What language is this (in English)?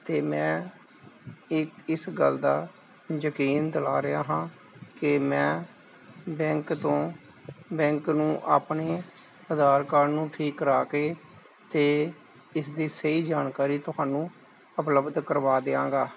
Punjabi